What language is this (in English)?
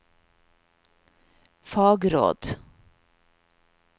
Norwegian